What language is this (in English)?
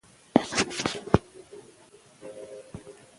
Pashto